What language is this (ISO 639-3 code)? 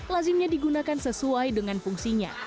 ind